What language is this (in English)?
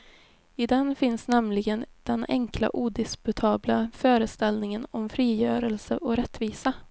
Swedish